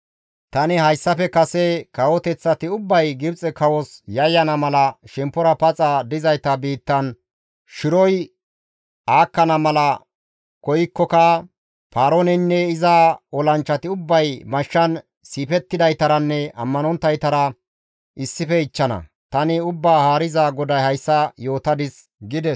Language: Gamo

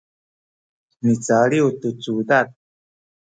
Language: Sakizaya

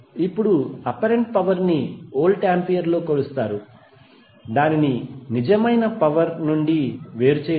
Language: Telugu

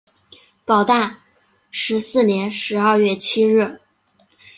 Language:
Chinese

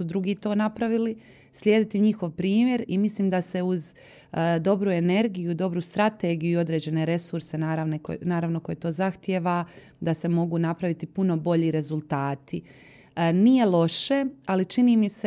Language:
Croatian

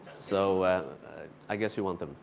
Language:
English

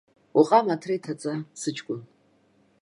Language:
Abkhazian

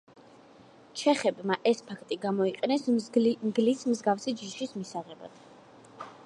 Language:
Georgian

